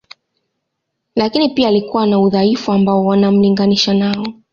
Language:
Swahili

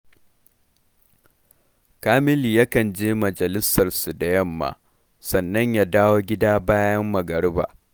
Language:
Hausa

